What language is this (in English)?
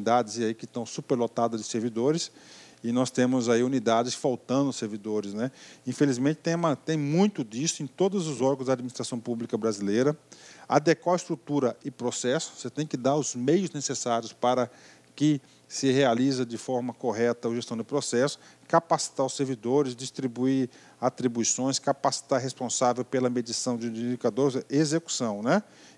Portuguese